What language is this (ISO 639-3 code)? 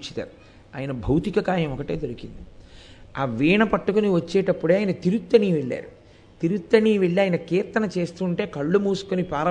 tel